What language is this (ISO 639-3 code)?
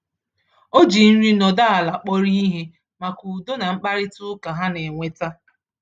ibo